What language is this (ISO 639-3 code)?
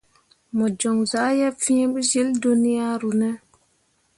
mua